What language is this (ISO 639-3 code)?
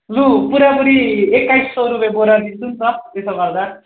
nep